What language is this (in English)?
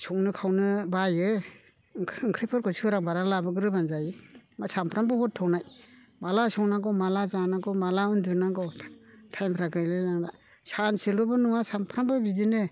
Bodo